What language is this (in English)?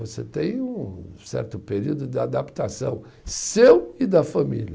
Portuguese